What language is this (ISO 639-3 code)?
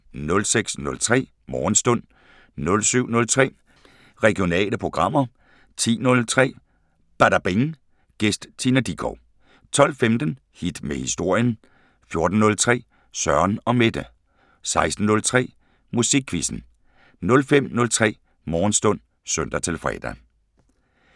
dan